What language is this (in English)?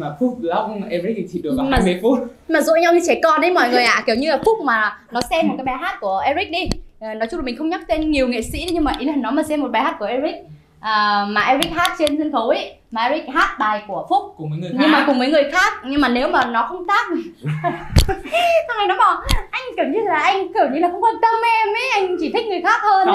Vietnamese